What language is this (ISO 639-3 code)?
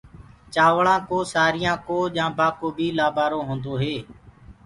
ggg